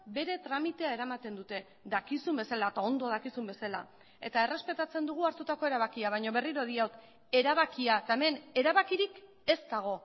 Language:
Basque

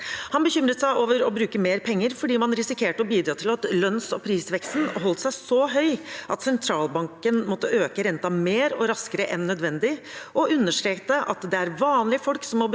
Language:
Norwegian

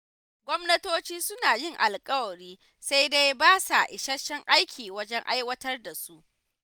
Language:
Hausa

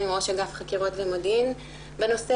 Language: Hebrew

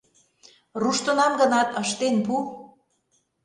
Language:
Mari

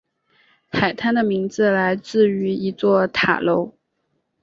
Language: Chinese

